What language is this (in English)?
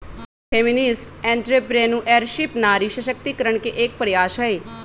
Magahi